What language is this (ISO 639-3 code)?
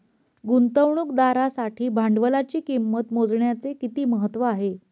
mar